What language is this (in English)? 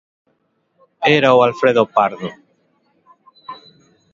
Galician